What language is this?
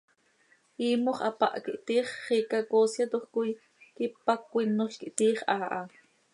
Seri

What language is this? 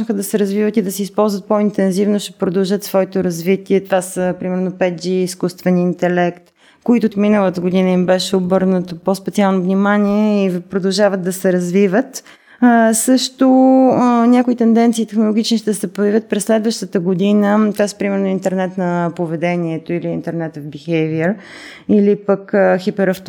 Bulgarian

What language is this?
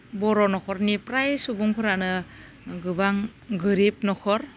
Bodo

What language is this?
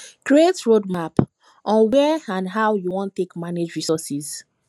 Nigerian Pidgin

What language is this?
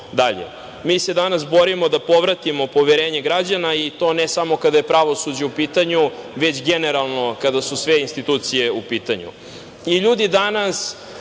Serbian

